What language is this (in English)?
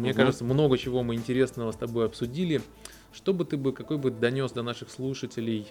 Russian